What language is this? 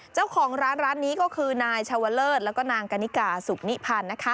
Thai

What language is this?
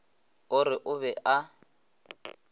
Northern Sotho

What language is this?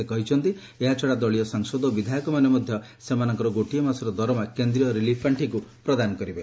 Odia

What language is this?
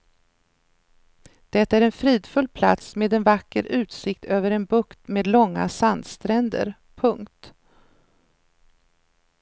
Swedish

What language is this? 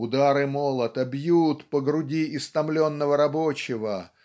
Russian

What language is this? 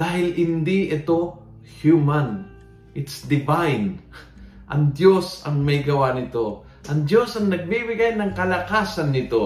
Filipino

